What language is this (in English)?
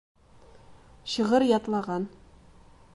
Bashkir